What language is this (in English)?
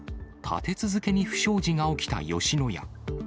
Japanese